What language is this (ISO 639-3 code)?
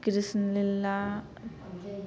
mai